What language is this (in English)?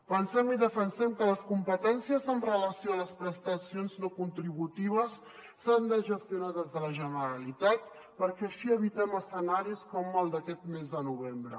Catalan